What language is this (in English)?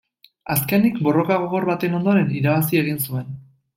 Basque